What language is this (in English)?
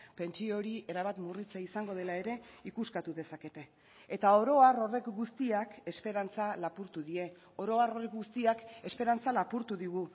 Basque